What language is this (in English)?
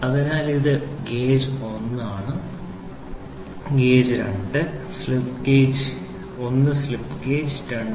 Malayalam